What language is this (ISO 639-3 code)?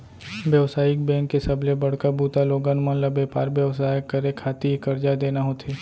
hne